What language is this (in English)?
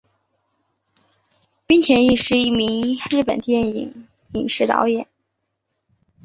Chinese